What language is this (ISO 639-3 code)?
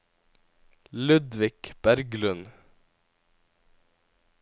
nor